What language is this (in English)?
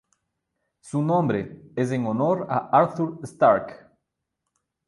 Spanish